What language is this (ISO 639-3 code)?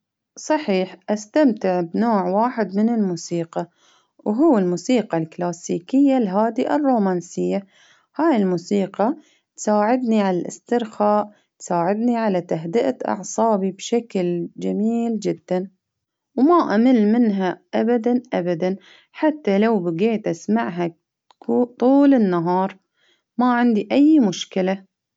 abv